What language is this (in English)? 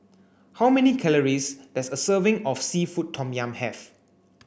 English